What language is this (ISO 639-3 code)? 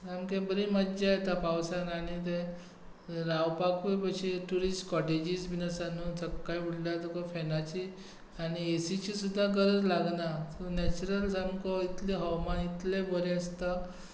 kok